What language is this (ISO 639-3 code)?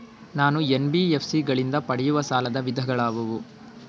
kan